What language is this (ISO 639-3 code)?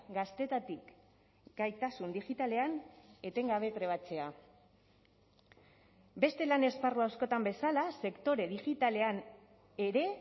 eus